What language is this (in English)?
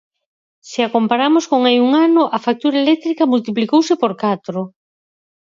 Galician